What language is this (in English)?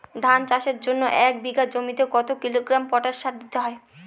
Bangla